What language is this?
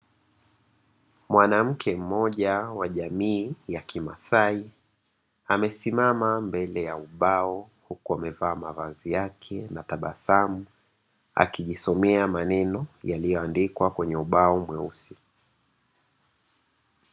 Swahili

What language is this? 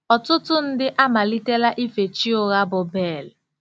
Igbo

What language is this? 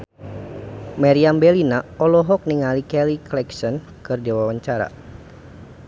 Sundanese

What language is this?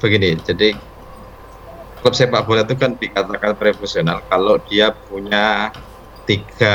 Indonesian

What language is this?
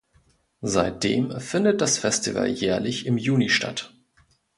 German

